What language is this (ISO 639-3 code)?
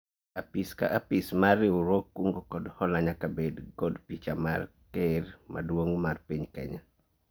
luo